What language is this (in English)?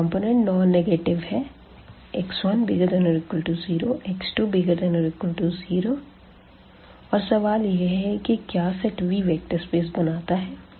Hindi